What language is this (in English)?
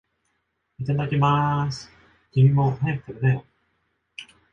Japanese